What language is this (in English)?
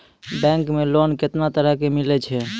Maithili